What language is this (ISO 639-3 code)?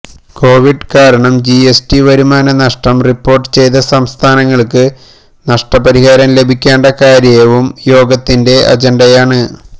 mal